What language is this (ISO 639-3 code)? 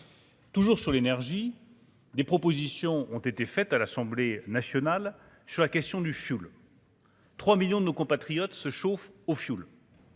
fra